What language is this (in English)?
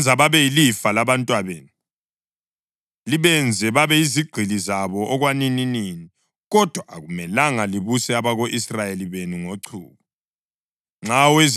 North Ndebele